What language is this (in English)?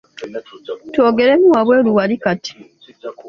Ganda